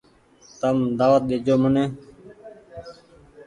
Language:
Goaria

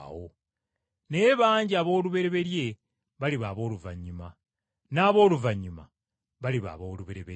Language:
Ganda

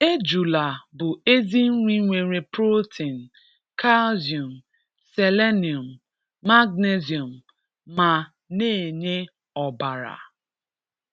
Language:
Igbo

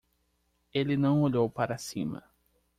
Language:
Portuguese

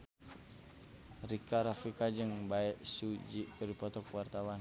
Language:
Sundanese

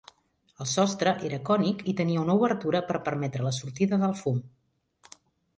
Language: Catalan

